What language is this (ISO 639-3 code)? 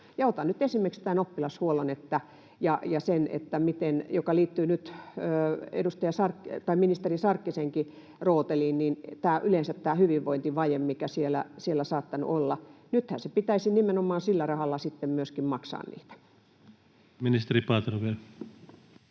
fin